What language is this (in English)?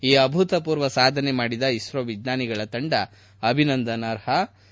Kannada